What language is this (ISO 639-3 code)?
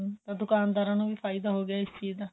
pan